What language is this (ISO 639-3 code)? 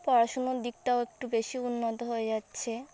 ben